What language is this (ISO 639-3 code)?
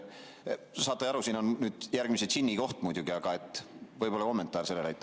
est